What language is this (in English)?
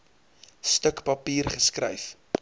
Afrikaans